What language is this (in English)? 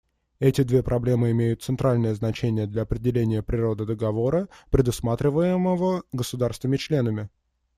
Russian